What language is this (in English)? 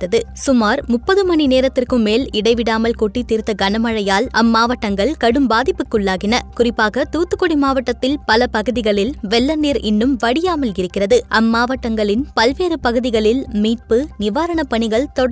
Tamil